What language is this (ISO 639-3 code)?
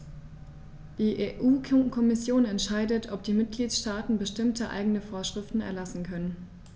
deu